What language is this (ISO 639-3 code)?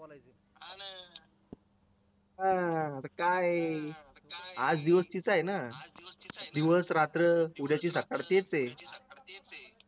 mar